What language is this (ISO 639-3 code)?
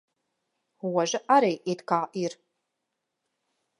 lav